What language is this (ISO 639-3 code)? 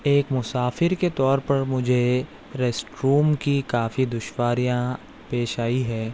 urd